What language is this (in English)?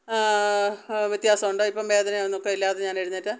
Malayalam